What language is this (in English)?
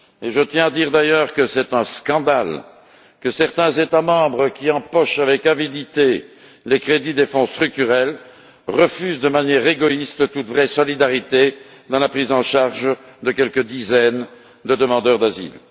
French